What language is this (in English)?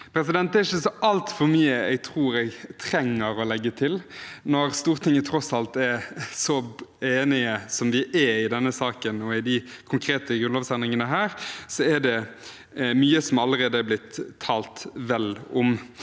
Norwegian